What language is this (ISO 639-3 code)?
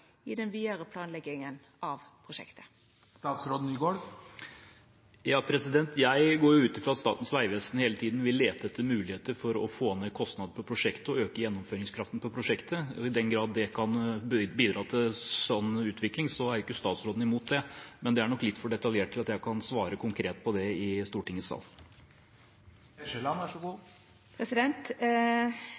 nor